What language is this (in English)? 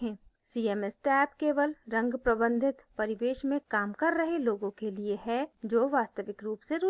Hindi